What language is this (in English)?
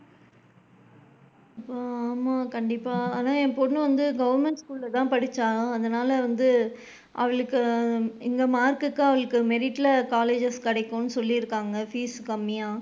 Tamil